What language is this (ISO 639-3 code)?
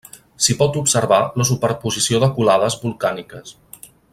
cat